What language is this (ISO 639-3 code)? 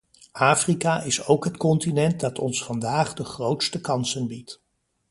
nld